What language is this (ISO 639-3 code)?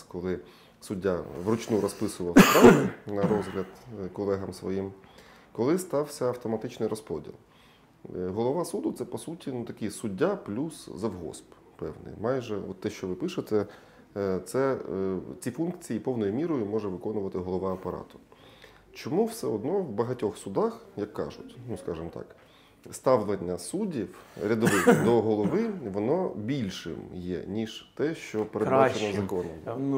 ukr